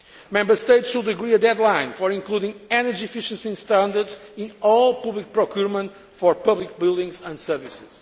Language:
English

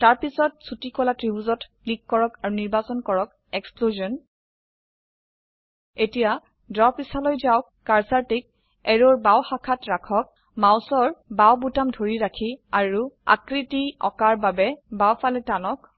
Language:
Assamese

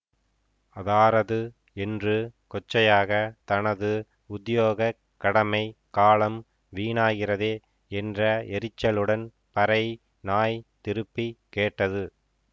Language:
Tamil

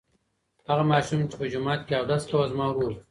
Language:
Pashto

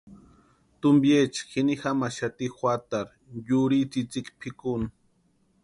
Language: Western Highland Purepecha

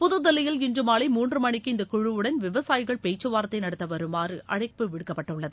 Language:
Tamil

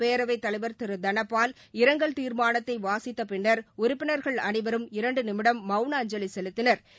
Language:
Tamil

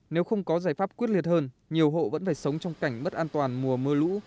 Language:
Vietnamese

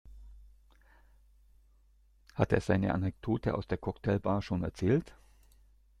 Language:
German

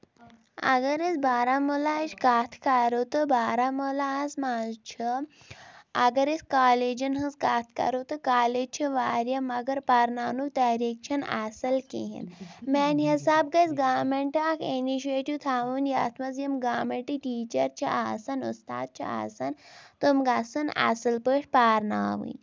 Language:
Kashmiri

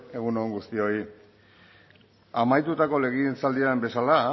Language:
Basque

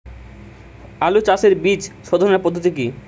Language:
Bangla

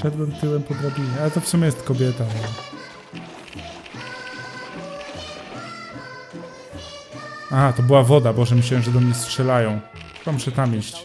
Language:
Polish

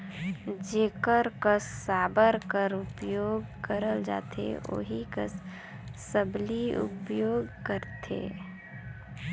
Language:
Chhattisgarhi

